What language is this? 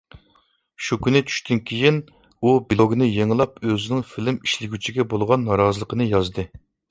Uyghur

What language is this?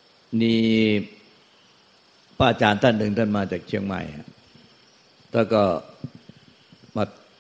Thai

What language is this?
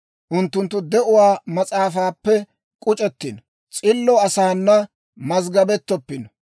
Dawro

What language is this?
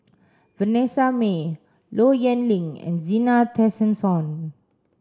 English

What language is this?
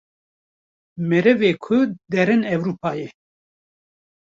Kurdish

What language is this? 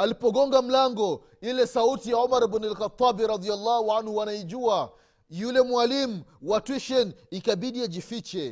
Swahili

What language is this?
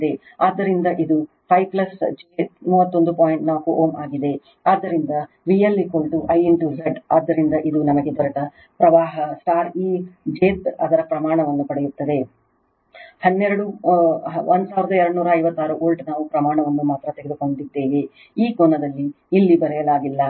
Kannada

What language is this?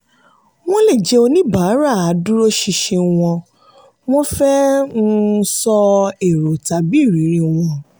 Yoruba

